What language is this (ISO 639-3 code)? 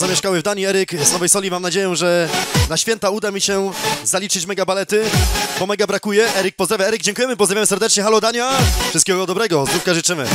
pol